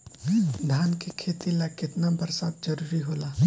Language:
Bhojpuri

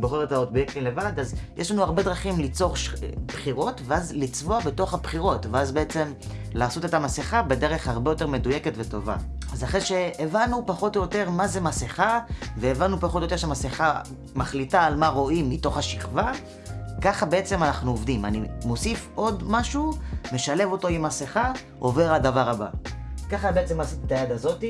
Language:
Hebrew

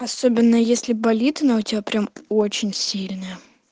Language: Russian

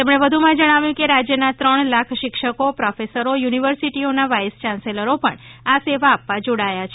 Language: Gujarati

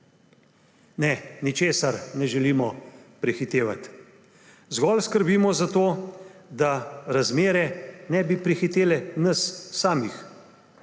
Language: Slovenian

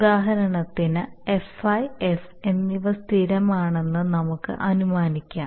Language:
Malayalam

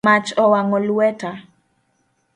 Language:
Luo (Kenya and Tanzania)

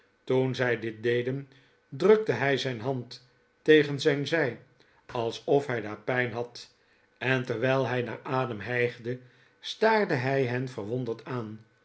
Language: Dutch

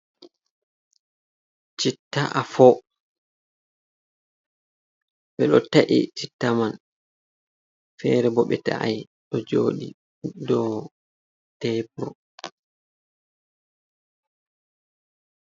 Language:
Fula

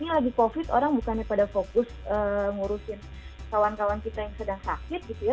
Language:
Indonesian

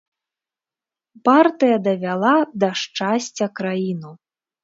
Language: Belarusian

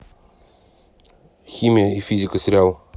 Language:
Russian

